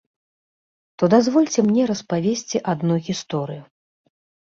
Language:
Belarusian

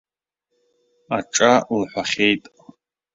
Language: Abkhazian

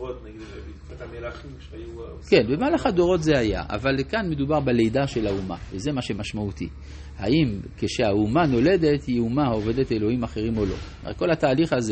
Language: Hebrew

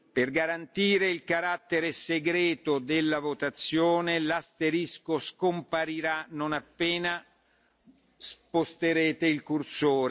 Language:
Italian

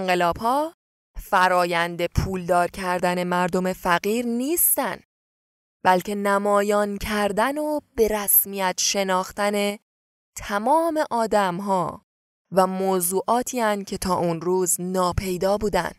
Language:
Persian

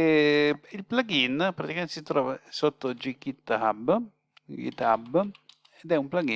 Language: Italian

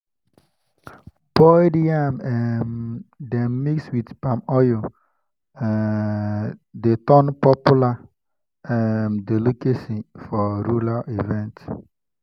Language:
Nigerian Pidgin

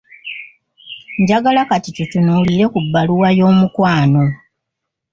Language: Ganda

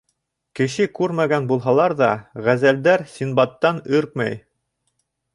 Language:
Bashkir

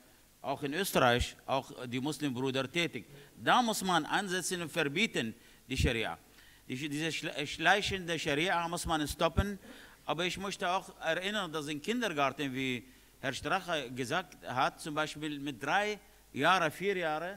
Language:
German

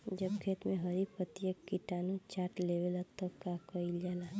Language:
Bhojpuri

